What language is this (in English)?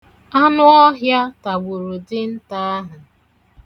Igbo